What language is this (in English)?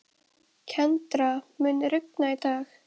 Icelandic